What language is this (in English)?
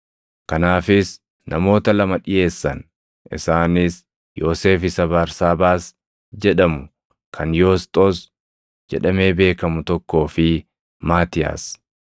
Oromo